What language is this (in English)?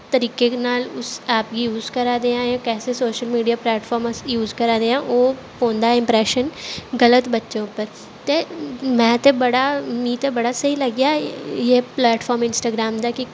Dogri